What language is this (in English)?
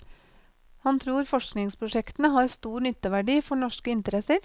Norwegian